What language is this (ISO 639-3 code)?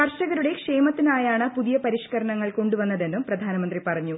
mal